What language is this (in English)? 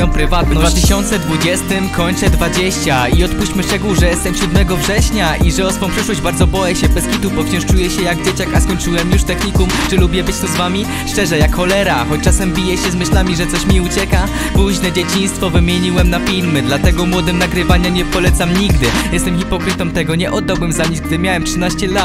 Polish